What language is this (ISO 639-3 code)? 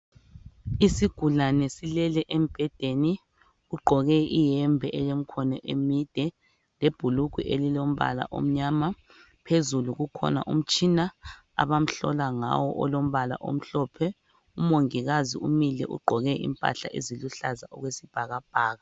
nde